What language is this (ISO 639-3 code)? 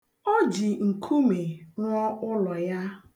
ibo